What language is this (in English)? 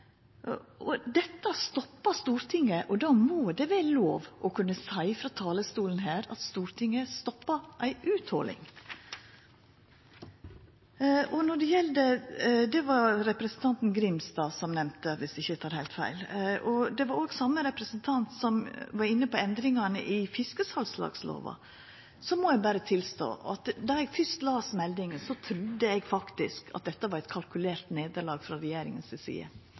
Norwegian Nynorsk